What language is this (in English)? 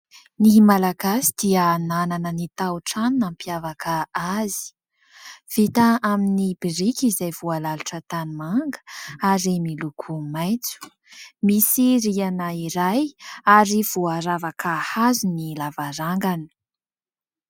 Malagasy